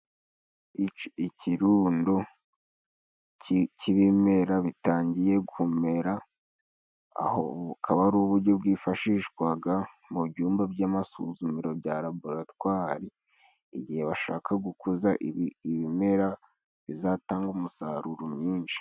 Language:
Kinyarwanda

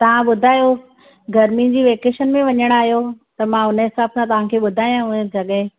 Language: Sindhi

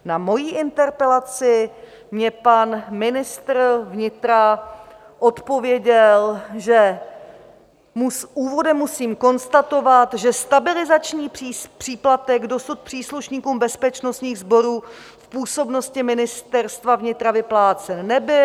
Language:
Czech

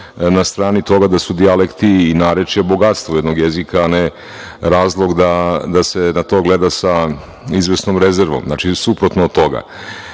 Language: Serbian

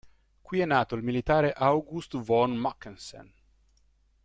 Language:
Italian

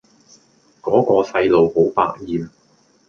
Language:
Cantonese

